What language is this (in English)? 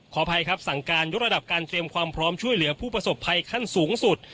Thai